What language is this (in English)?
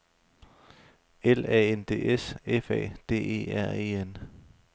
Danish